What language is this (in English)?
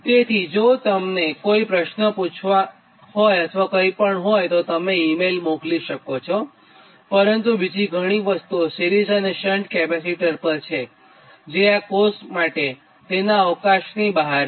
Gujarati